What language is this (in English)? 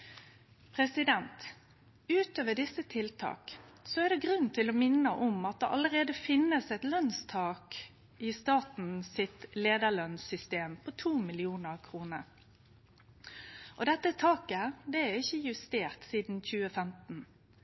Norwegian Nynorsk